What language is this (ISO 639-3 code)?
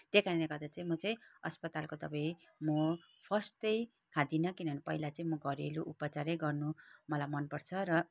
nep